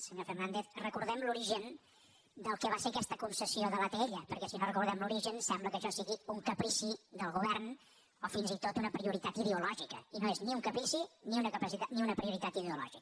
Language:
Catalan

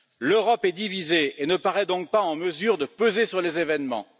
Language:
French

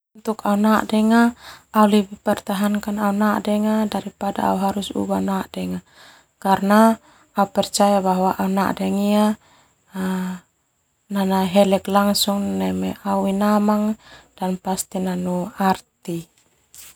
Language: Termanu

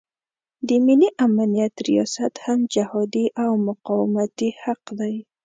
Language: Pashto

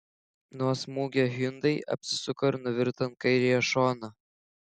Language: Lithuanian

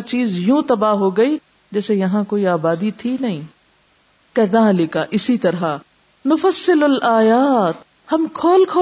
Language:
Urdu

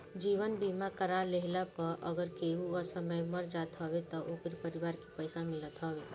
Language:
Bhojpuri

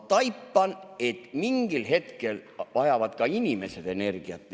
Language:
Estonian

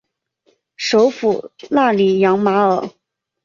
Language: Chinese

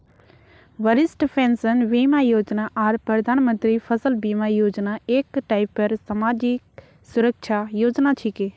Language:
Magahi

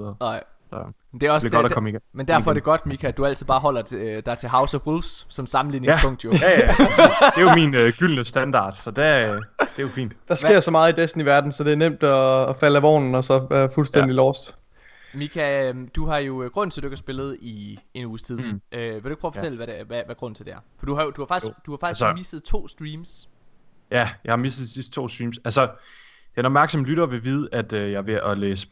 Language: Danish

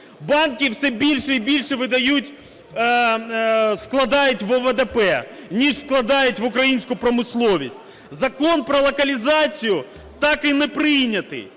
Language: Ukrainian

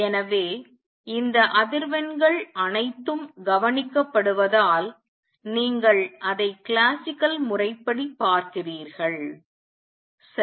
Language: Tamil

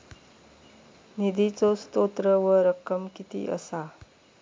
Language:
Marathi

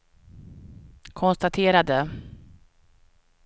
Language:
Swedish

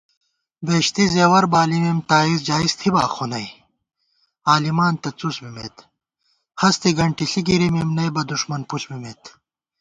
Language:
Gawar-Bati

